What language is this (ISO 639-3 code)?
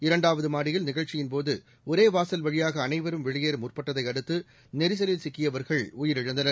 tam